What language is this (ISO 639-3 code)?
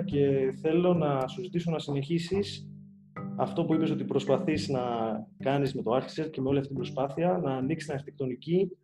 ell